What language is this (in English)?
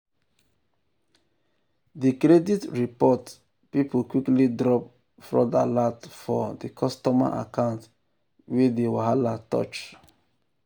Nigerian Pidgin